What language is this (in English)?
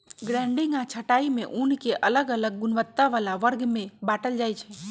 Magahi